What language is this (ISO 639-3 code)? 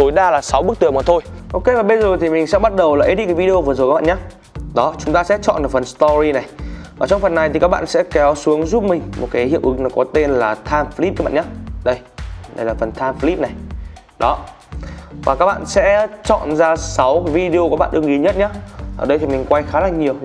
vie